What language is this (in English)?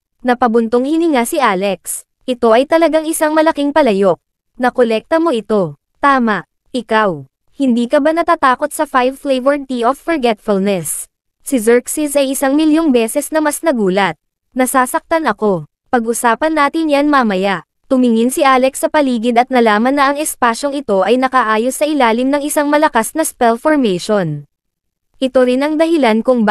Filipino